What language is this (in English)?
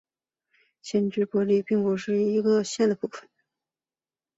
Chinese